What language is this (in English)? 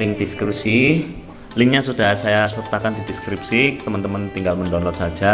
Indonesian